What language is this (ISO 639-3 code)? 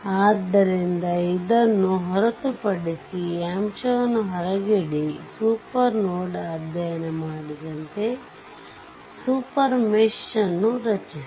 kan